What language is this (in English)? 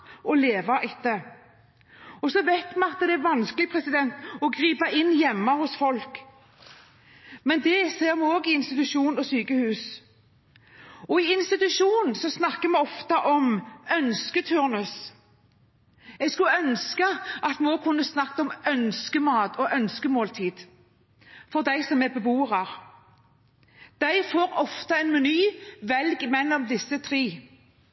Norwegian Bokmål